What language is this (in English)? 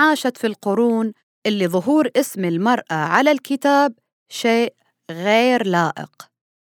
Arabic